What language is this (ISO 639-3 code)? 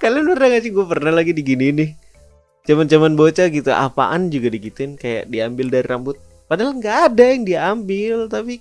ind